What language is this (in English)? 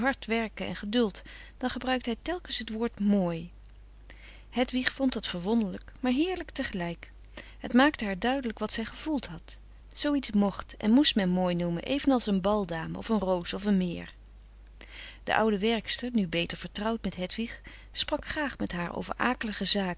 Dutch